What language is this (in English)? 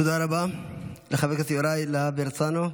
Hebrew